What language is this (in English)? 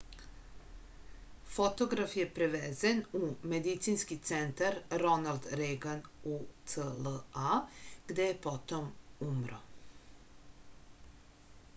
Serbian